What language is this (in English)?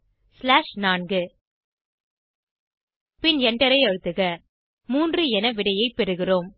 Tamil